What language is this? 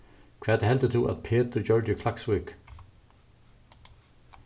Faroese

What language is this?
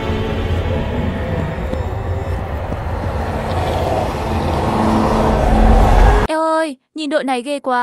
Vietnamese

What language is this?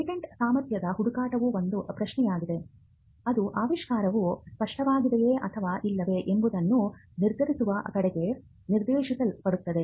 Kannada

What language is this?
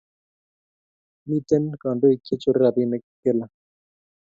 Kalenjin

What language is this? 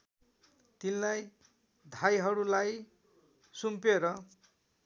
Nepali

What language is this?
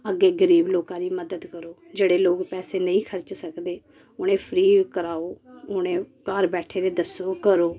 Dogri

